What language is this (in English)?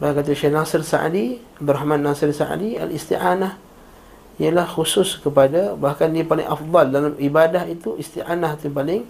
Malay